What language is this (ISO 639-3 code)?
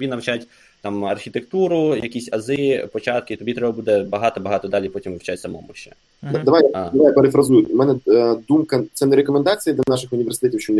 ukr